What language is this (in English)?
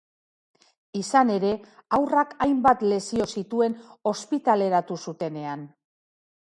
Basque